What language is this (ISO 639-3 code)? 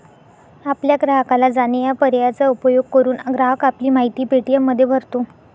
mar